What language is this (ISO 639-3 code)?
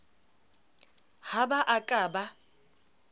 sot